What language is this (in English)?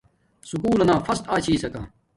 Domaaki